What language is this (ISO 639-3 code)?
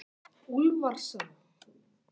isl